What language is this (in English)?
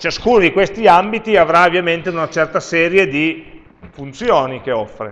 Italian